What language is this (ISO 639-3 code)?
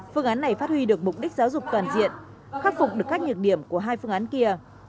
vie